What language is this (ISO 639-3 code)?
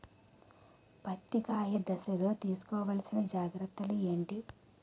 tel